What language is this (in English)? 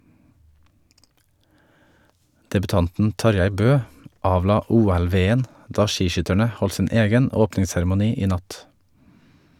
Norwegian